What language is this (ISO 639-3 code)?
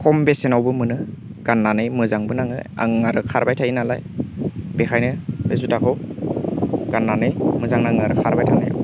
brx